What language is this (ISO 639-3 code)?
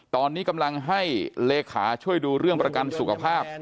tha